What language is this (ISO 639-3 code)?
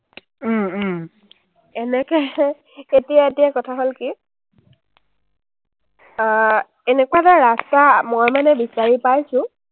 asm